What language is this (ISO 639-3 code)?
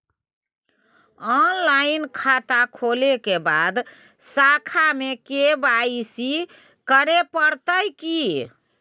mai